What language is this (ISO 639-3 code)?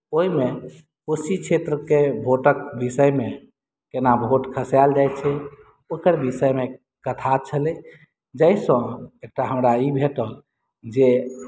mai